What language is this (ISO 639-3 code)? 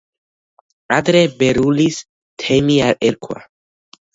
kat